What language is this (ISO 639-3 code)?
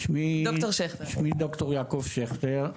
heb